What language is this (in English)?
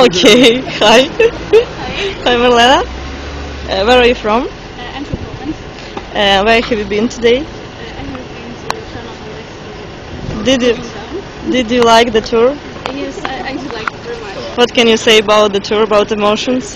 English